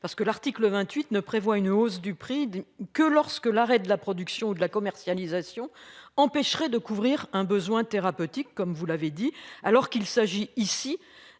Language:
French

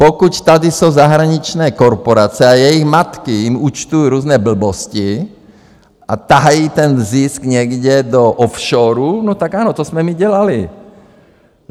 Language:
Czech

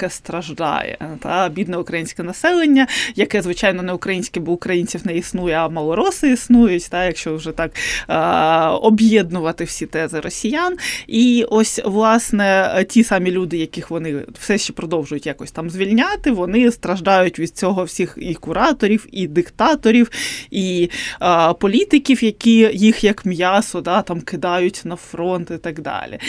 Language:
Ukrainian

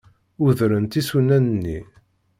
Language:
Kabyle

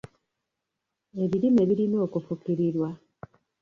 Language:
Ganda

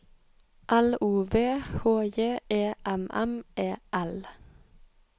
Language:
Norwegian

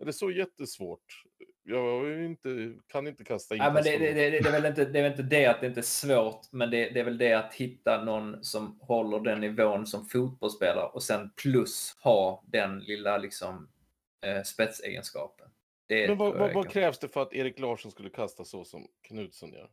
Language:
Swedish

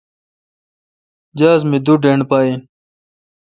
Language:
Kalkoti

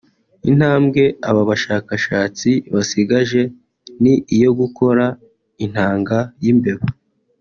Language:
Kinyarwanda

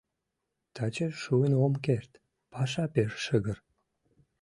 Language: Mari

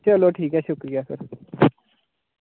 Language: Dogri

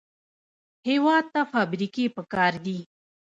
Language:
Pashto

